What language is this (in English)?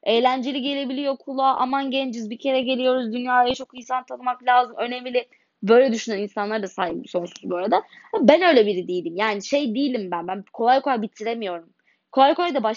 Turkish